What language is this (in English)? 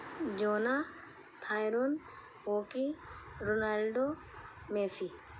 Urdu